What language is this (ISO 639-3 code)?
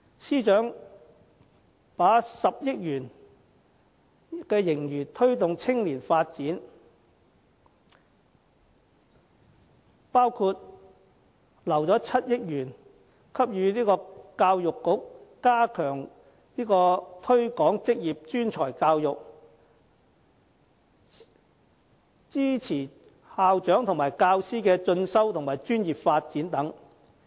yue